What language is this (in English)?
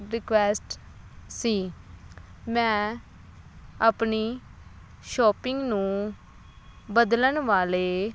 Punjabi